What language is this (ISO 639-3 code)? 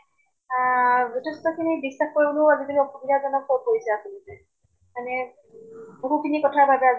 asm